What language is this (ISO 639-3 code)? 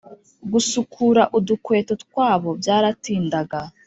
kin